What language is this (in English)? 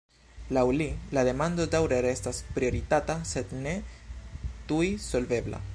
Esperanto